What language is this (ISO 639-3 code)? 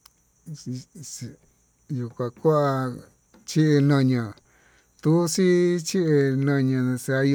mtu